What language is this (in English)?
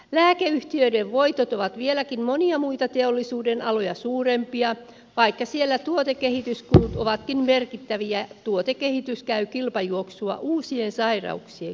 Finnish